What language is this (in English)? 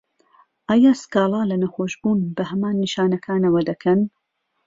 Central Kurdish